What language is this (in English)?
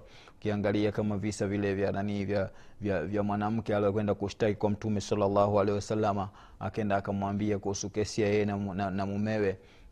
Swahili